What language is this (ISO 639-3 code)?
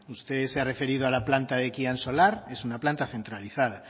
spa